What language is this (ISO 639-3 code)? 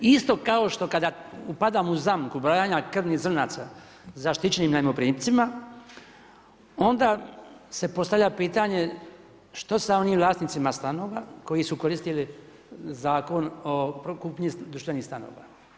hrv